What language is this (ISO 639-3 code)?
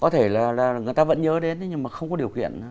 vie